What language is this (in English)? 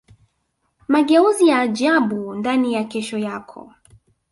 Swahili